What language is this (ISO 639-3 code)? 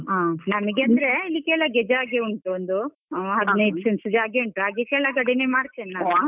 kan